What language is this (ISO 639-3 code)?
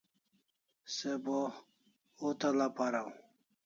kls